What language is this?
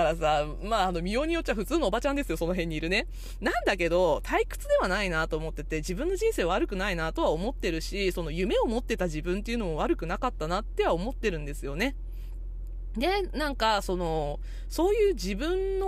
Japanese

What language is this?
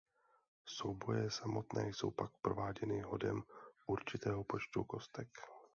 Czech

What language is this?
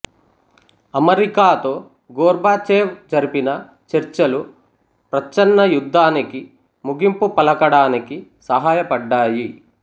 Telugu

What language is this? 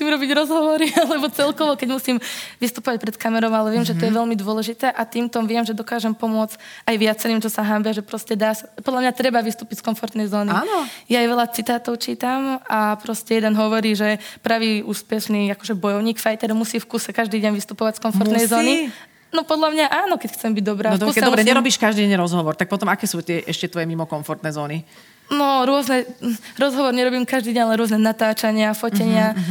Slovak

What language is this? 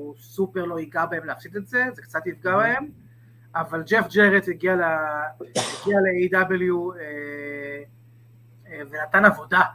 Hebrew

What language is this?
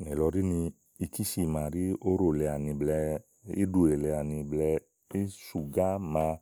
Igo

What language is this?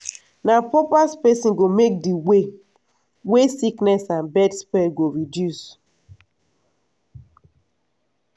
Nigerian Pidgin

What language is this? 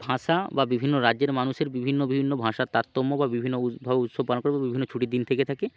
Bangla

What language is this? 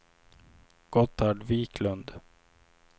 Swedish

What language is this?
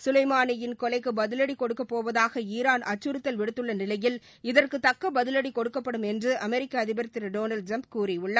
Tamil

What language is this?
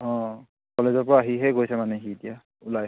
Assamese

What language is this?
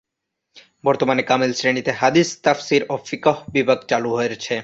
Bangla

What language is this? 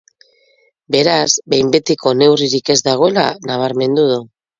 Basque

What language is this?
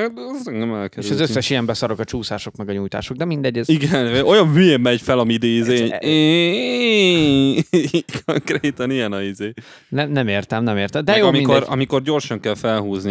Hungarian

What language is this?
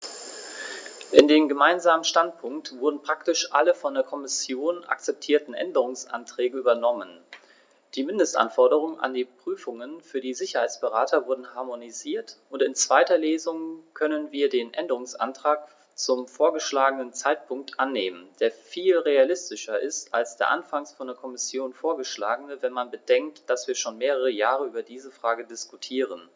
German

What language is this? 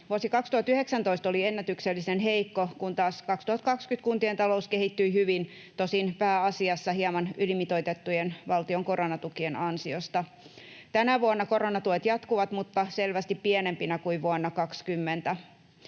Finnish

